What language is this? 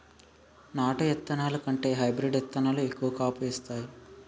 Telugu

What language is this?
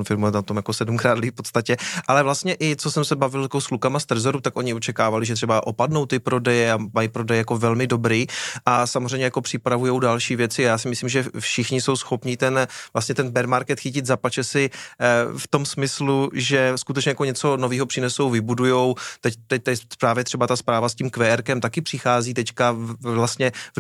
Czech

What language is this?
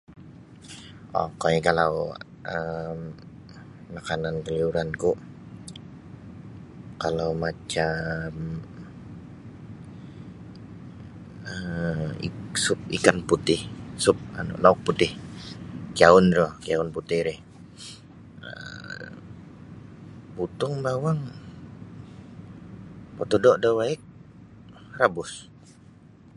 Sabah Bisaya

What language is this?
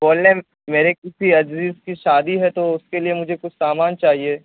Urdu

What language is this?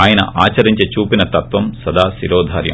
Telugu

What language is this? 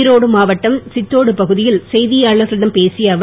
Tamil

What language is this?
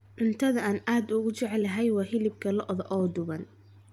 Somali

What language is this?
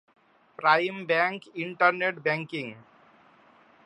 Bangla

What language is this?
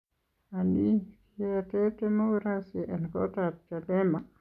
Kalenjin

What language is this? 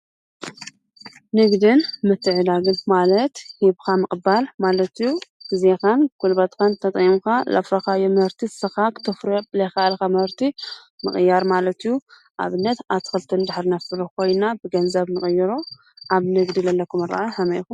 Tigrinya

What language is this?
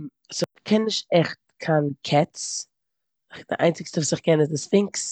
Yiddish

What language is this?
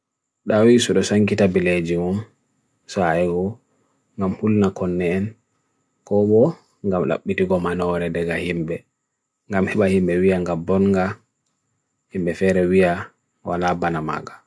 Bagirmi Fulfulde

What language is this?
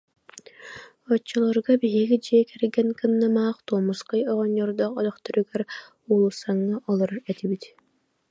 Yakut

